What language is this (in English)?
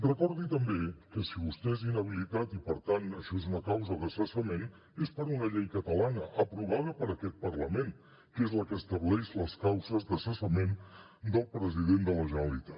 Catalan